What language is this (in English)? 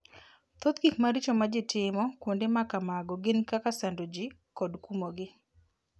Luo (Kenya and Tanzania)